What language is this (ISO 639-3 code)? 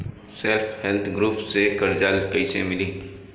bho